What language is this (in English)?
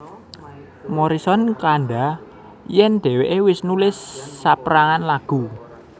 Javanese